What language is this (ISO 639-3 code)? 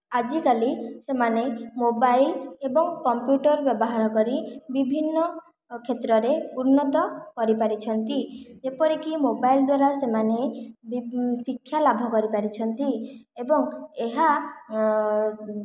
ori